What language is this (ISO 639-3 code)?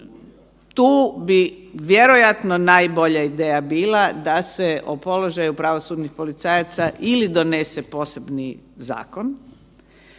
hrv